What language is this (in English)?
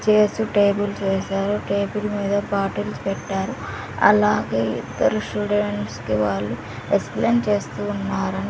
Telugu